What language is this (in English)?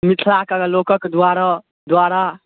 Maithili